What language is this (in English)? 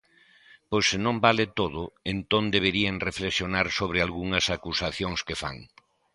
Galician